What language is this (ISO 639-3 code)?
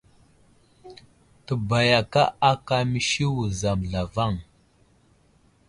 udl